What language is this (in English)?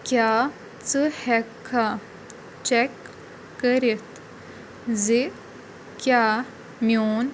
Kashmiri